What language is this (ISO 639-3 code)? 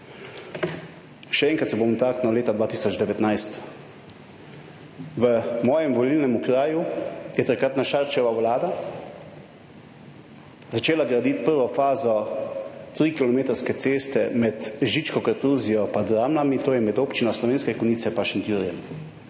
slv